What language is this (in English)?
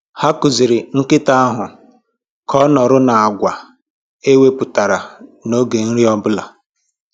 Igbo